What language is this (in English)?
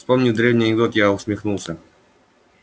Russian